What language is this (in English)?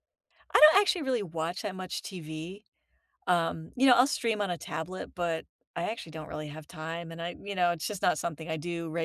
English